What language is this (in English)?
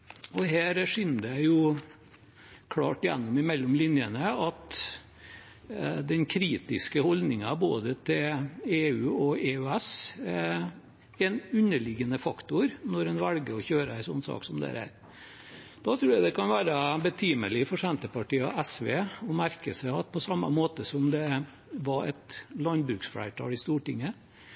Norwegian Bokmål